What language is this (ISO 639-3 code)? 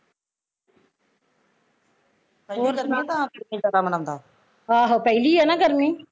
pan